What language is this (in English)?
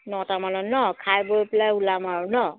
Assamese